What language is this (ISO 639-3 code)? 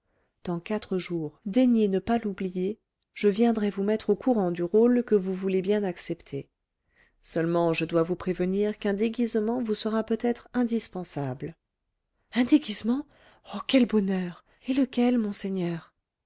fra